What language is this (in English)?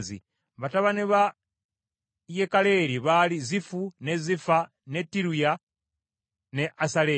Ganda